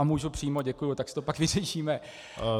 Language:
Czech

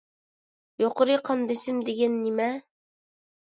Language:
Uyghur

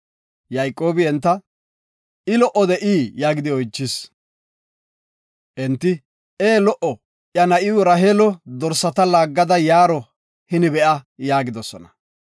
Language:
Gofa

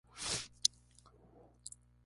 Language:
Spanish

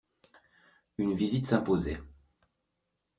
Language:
French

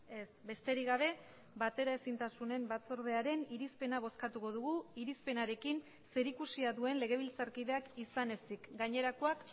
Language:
Basque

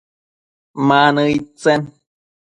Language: Matsés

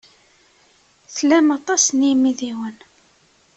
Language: Kabyle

